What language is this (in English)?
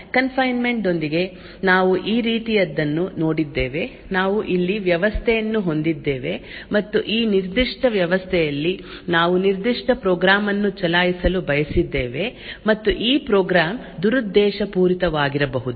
Kannada